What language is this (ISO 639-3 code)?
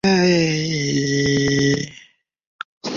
zho